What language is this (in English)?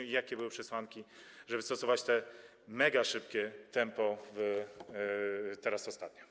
Polish